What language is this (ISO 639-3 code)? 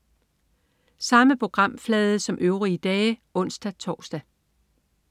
dan